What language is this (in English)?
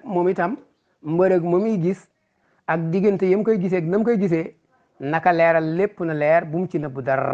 Indonesian